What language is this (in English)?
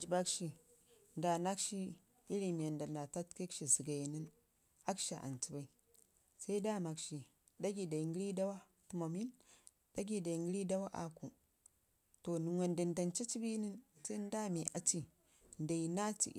Ngizim